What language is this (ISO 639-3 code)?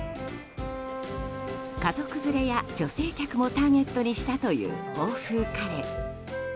jpn